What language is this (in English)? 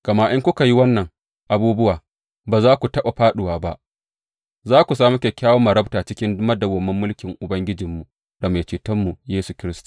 Hausa